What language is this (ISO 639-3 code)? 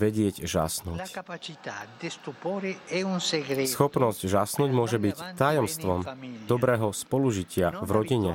slk